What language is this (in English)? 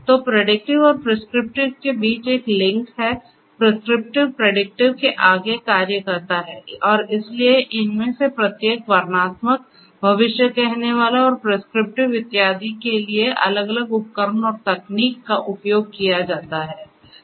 Hindi